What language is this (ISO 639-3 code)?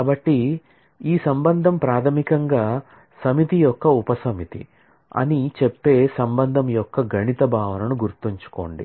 tel